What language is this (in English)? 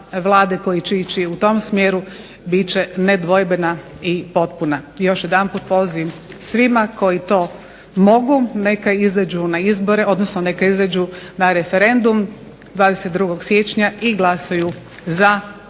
Croatian